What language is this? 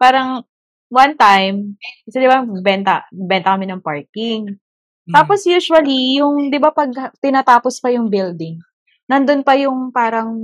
Filipino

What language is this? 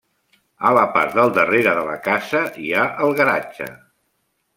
Catalan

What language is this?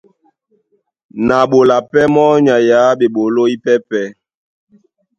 Duala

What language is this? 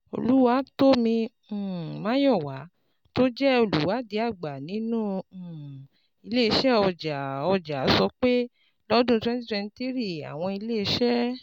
Yoruba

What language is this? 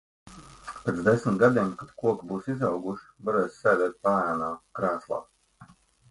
Latvian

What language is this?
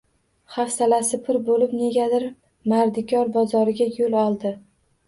Uzbek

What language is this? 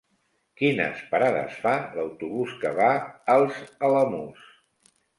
Catalan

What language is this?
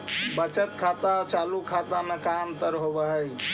Magahi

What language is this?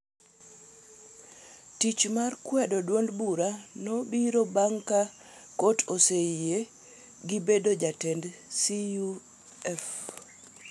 Luo (Kenya and Tanzania)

